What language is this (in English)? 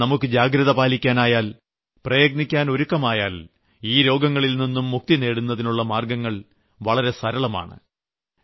Malayalam